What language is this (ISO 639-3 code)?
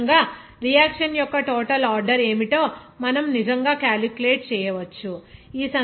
tel